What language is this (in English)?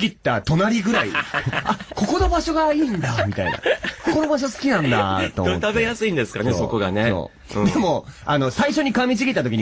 Japanese